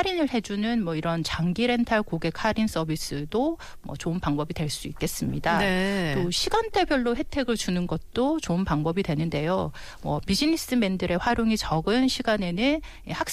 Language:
Korean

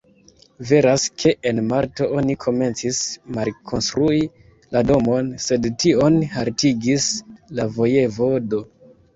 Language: Esperanto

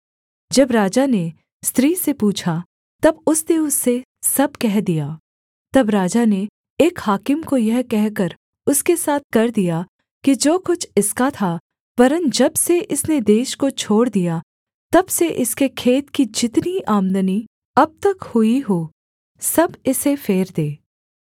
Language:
Hindi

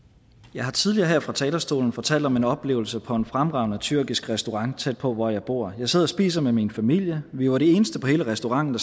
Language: Danish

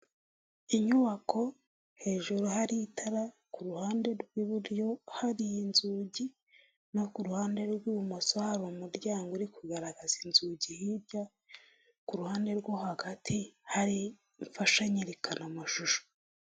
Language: Kinyarwanda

